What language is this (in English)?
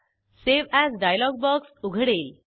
Marathi